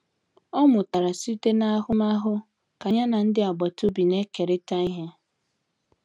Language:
Igbo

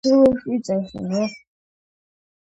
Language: Georgian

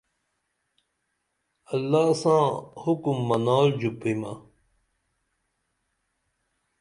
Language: Dameli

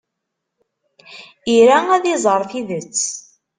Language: Kabyle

